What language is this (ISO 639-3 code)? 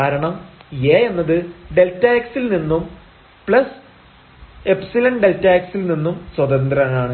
mal